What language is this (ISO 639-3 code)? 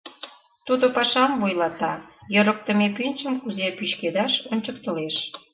chm